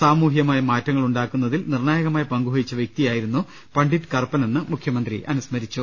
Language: Malayalam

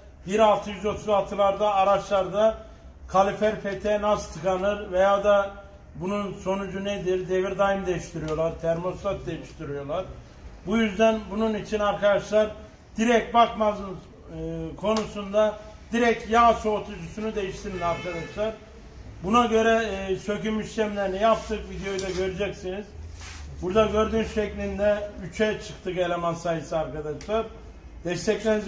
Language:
Turkish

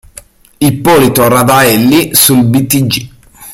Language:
Italian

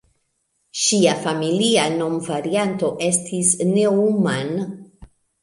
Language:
Esperanto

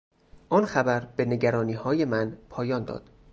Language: Persian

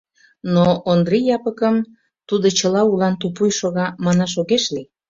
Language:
Mari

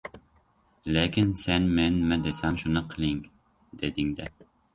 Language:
Uzbek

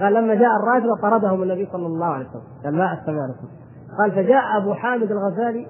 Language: Arabic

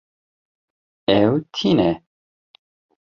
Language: Kurdish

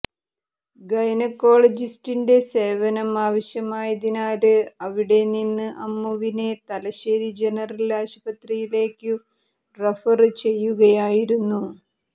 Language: Malayalam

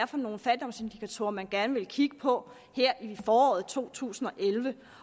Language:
Danish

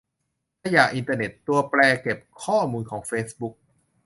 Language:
Thai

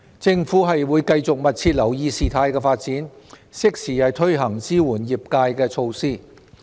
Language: Cantonese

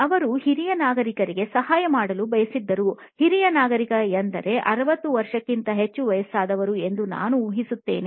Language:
Kannada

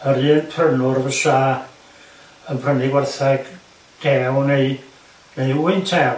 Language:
Welsh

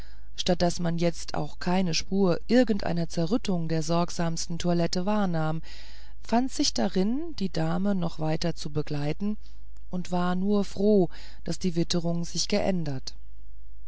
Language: German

